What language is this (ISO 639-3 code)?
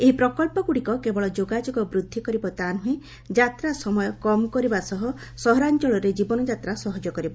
ori